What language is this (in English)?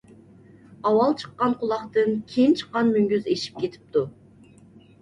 Uyghur